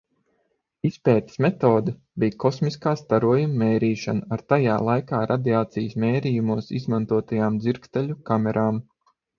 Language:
Latvian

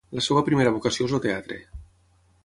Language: Catalan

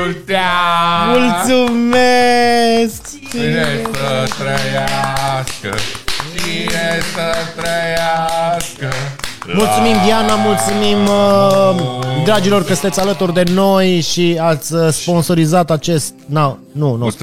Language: Romanian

